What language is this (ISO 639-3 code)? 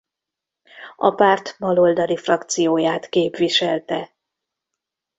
hun